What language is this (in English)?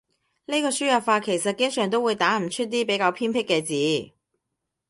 Cantonese